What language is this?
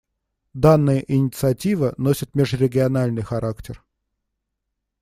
Russian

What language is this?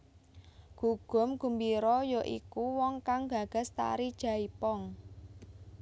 Javanese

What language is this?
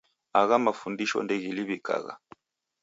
Taita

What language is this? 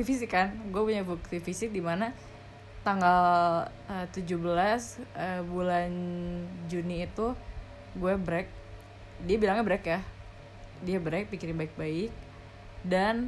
Indonesian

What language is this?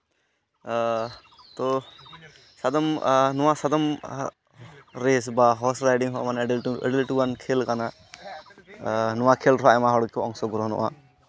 Santali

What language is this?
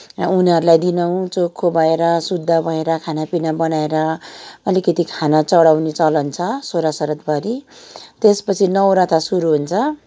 Nepali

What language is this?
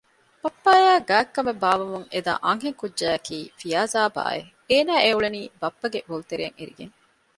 Divehi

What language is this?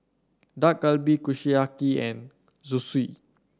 English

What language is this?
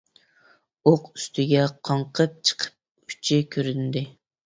Uyghur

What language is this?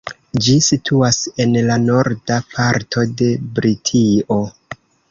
Esperanto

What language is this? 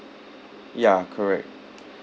English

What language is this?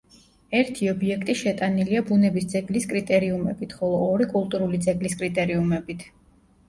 Georgian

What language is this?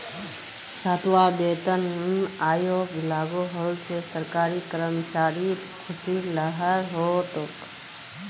Magahi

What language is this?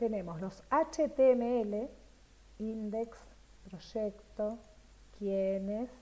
Spanish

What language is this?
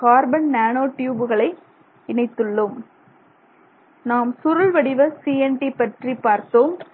Tamil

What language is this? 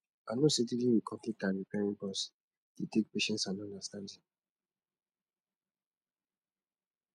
Nigerian Pidgin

